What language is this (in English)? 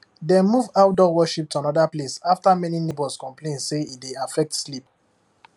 Nigerian Pidgin